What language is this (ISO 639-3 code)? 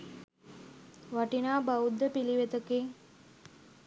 sin